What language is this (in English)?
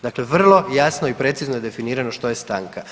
Croatian